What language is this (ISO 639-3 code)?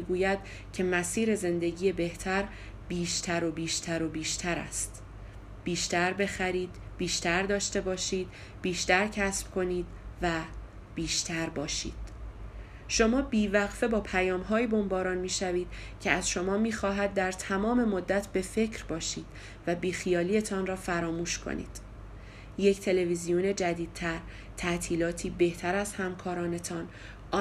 fas